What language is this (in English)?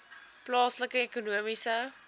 Afrikaans